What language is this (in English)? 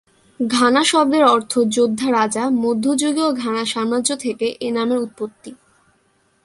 Bangla